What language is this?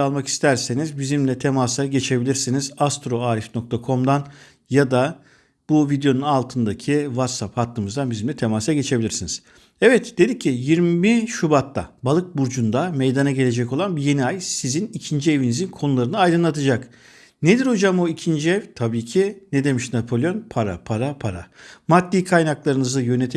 Turkish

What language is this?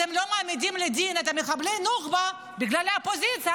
Hebrew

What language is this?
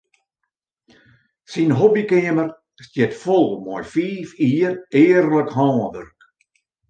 Western Frisian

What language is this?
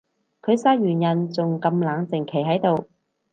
Cantonese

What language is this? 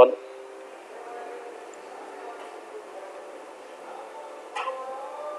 Vietnamese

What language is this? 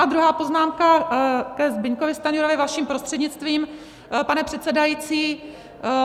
Czech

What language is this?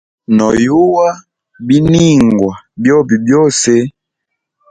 Hemba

